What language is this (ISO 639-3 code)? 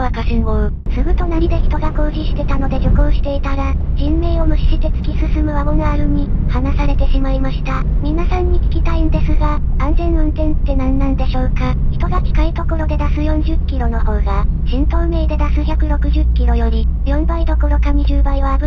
jpn